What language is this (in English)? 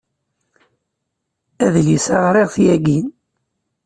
Kabyle